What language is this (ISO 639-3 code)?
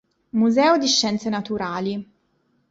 ita